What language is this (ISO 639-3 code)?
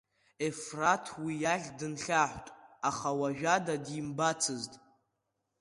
abk